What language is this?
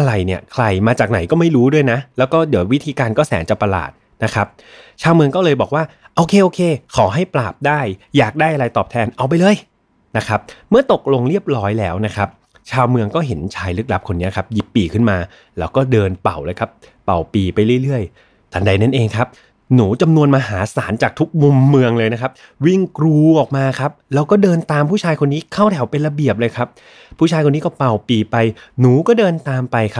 Thai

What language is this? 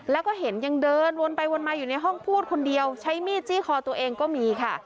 Thai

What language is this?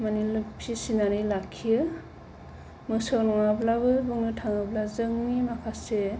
Bodo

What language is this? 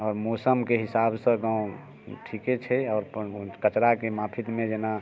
Maithili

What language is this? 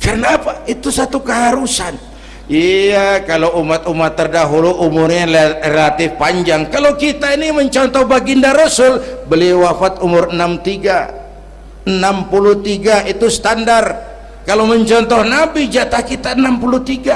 Indonesian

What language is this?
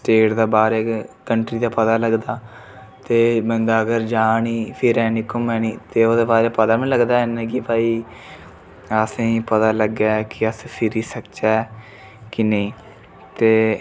Dogri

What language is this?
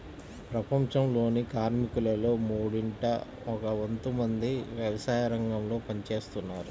Telugu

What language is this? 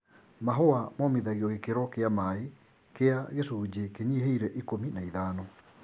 Kikuyu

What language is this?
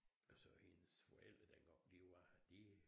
Danish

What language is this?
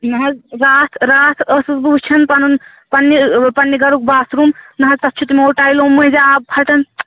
Kashmiri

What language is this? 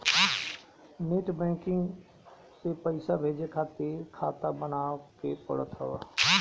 Bhojpuri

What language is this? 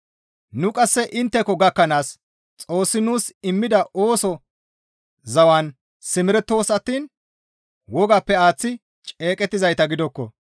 Gamo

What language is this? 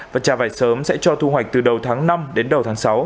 Vietnamese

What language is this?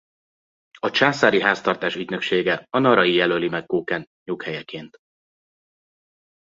Hungarian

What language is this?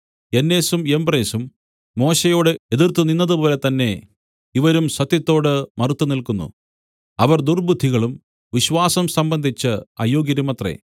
Malayalam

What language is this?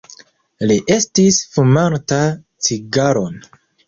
Esperanto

